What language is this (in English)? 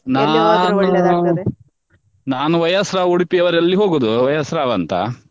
Kannada